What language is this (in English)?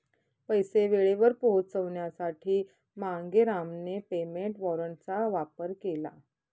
Marathi